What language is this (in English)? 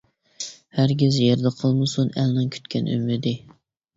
Uyghur